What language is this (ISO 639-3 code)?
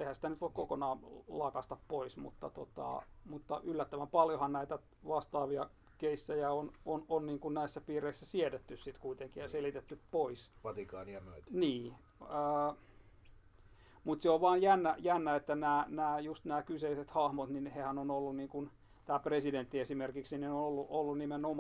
fin